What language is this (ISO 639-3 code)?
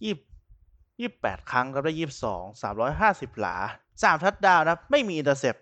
tha